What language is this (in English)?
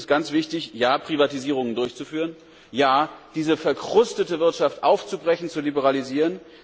German